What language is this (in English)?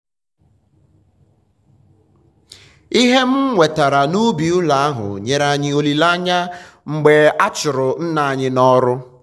Igbo